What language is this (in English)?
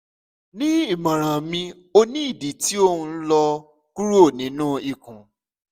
Yoruba